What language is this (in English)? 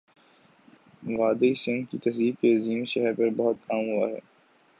Urdu